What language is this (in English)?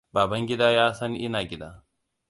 Hausa